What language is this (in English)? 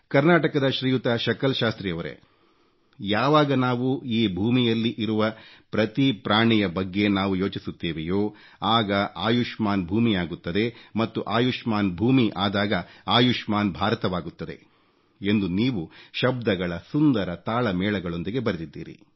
Kannada